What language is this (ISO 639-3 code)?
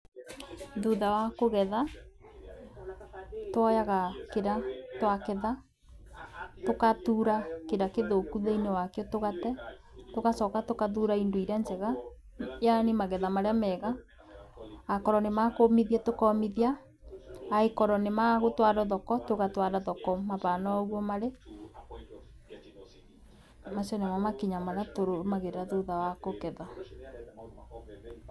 kik